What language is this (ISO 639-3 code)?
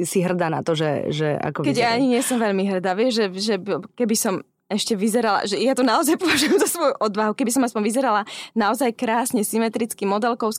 slk